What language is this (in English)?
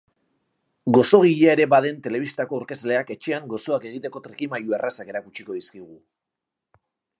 Basque